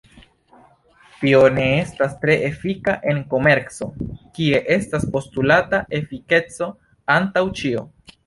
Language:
Esperanto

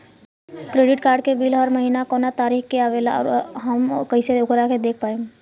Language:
Bhojpuri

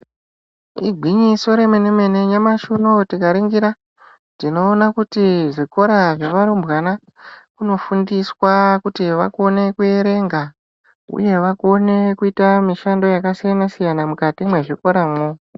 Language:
Ndau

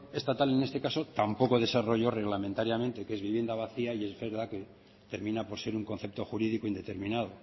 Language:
Spanish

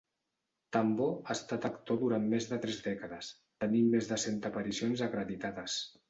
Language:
Catalan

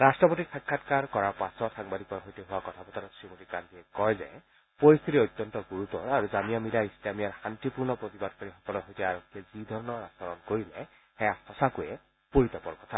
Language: Assamese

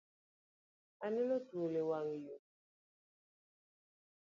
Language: Luo (Kenya and Tanzania)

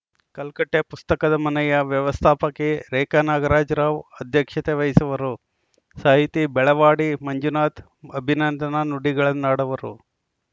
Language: Kannada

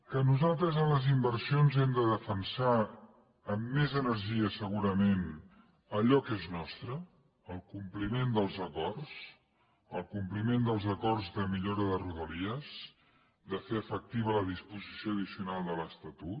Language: Catalan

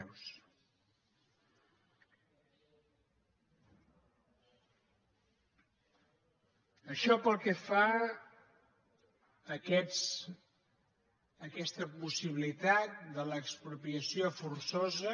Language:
Catalan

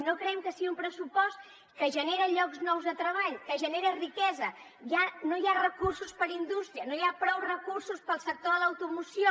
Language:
Catalan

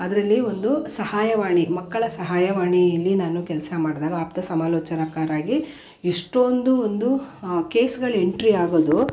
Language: Kannada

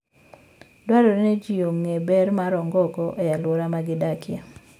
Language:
Luo (Kenya and Tanzania)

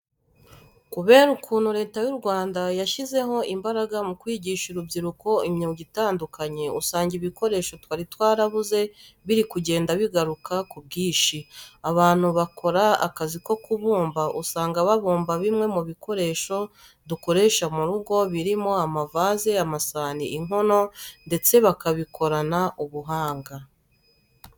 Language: Kinyarwanda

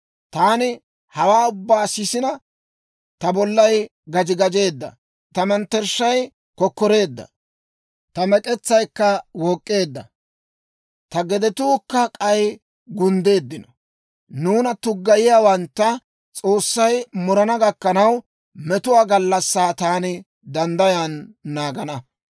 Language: Dawro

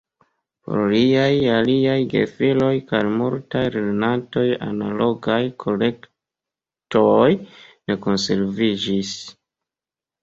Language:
Esperanto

